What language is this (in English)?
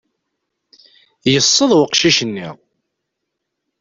Kabyle